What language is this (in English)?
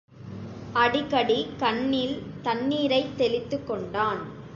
Tamil